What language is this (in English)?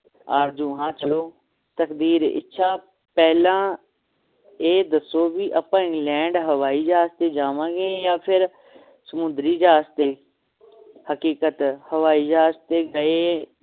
Punjabi